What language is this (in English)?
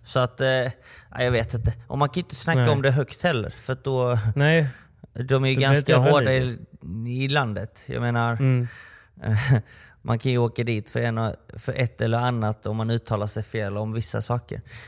Swedish